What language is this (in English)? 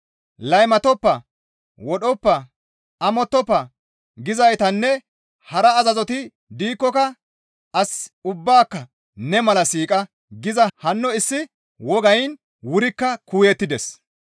Gamo